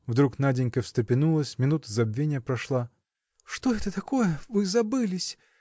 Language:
Russian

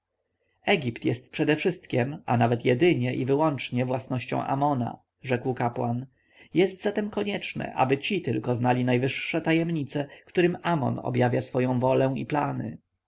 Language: Polish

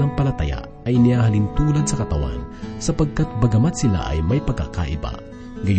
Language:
Filipino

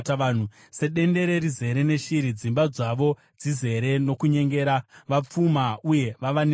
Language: Shona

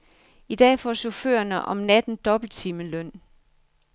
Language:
Danish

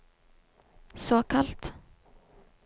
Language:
Norwegian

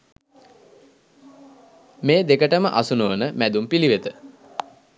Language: Sinhala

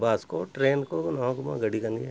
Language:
Santali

